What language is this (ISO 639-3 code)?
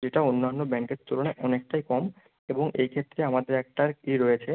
ben